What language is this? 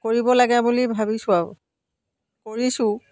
Assamese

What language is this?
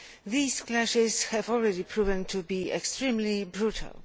English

